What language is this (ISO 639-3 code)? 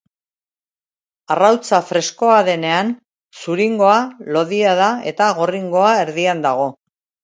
eus